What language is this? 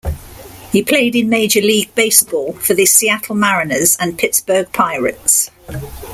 English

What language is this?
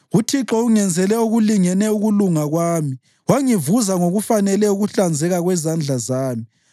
North Ndebele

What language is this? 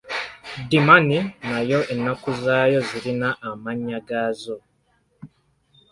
Ganda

